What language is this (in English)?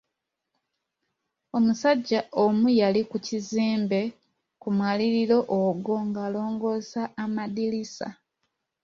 Ganda